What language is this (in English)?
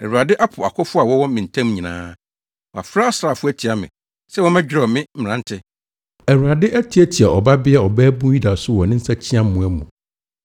Akan